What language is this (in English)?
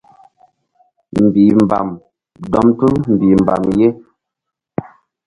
Mbum